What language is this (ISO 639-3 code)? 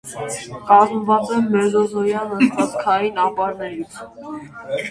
hye